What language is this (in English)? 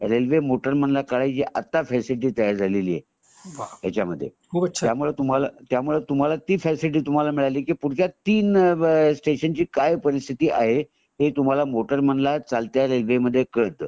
Marathi